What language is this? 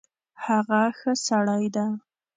Pashto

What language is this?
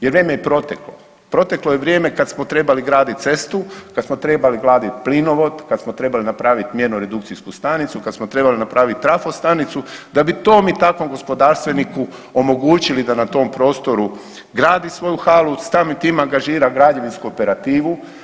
Croatian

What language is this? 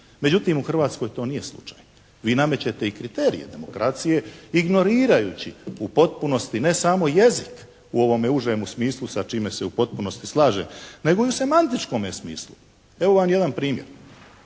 Croatian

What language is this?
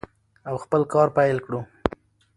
Pashto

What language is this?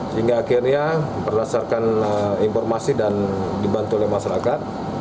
Indonesian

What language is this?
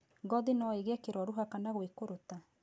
Kikuyu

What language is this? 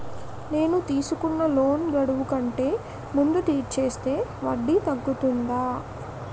Telugu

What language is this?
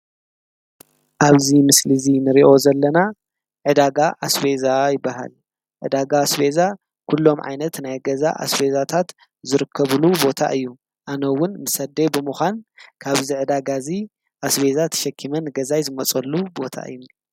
Tigrinya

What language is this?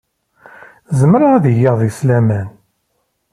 Kabyle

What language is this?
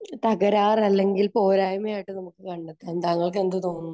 Malayalam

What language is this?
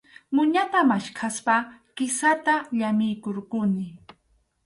Arequipa-La Unión Quechua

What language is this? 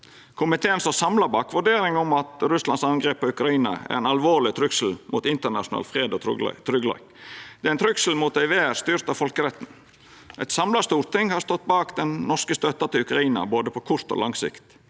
Norwegian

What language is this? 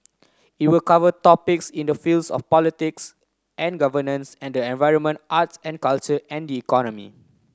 English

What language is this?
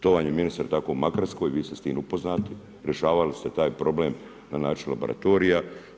Croatian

